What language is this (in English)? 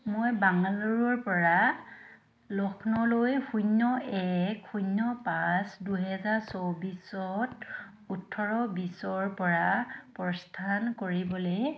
Assamese